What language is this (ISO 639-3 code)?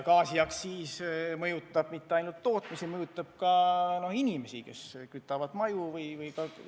est